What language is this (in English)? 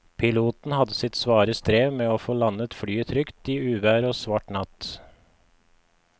Norwegian